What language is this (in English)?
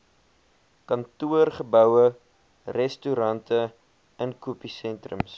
Afrikaans